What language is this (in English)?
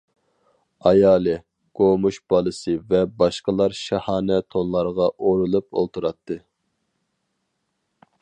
Uyghur